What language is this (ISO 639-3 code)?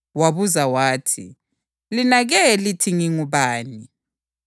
nde